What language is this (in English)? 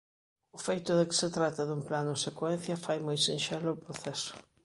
Galician